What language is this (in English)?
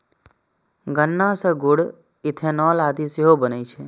Maithili